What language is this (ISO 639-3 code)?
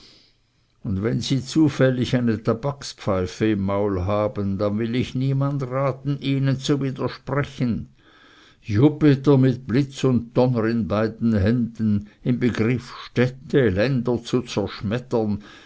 deu